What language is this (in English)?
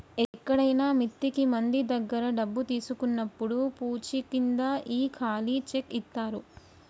Telugu